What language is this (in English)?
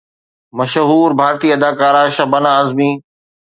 Sindhi